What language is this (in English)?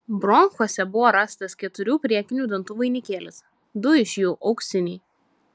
Lithuanian